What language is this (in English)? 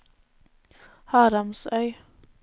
Norwegian